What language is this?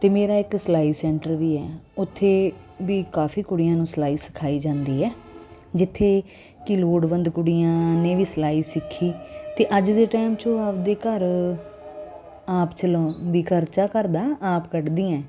Punjabi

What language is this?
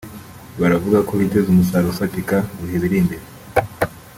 Kinyarwanda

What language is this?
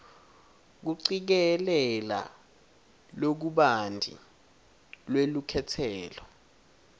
Swati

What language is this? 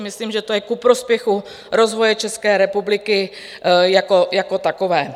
Czech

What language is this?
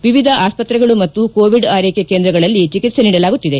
Kannada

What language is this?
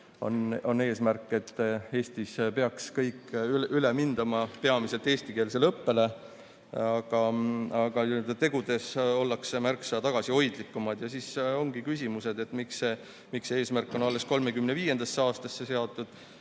Estonian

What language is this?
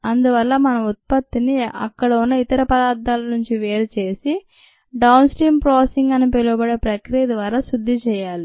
Telugu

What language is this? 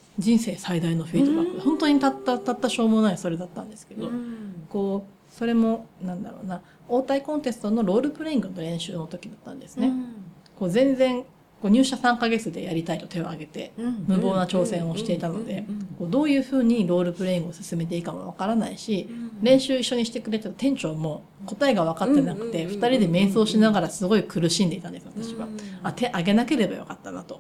Japanese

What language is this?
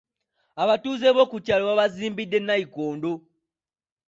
Ganda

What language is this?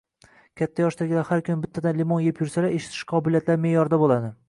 Uzbek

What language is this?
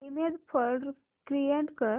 Marathi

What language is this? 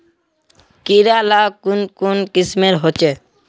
Magahi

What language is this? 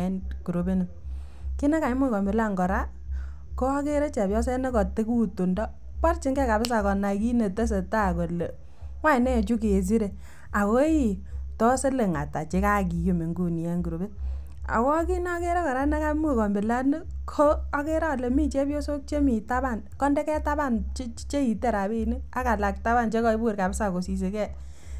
Kalenjin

